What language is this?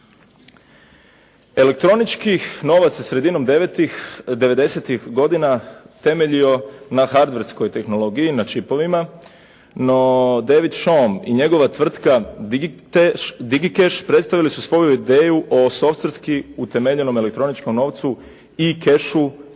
Croatian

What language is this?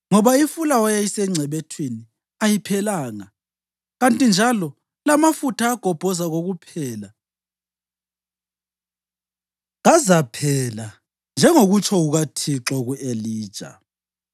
North Ndebele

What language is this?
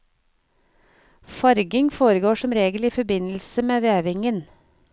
Norwegian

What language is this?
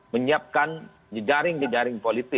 Indonesian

